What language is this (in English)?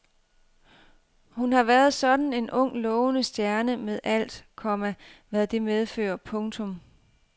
Danish